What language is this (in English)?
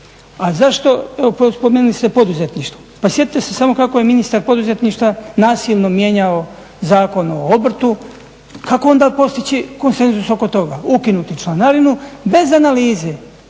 Croatian